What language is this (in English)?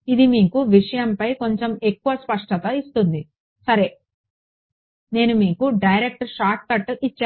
Telugu